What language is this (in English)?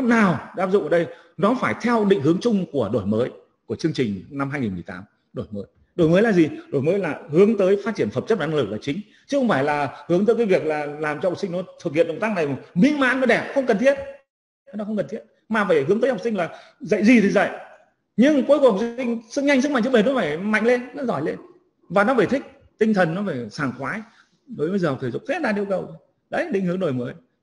Vietnamese